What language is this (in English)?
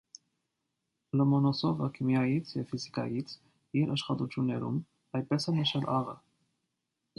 Armenian